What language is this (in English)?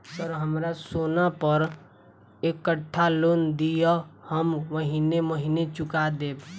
Maithili